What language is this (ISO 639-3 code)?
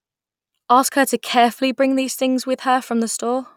eng